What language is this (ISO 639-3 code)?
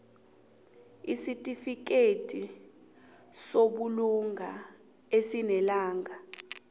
nbl